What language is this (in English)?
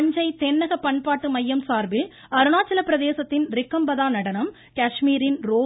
Tamil